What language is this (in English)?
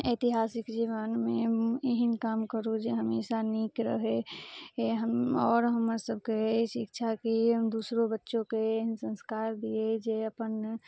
Maithili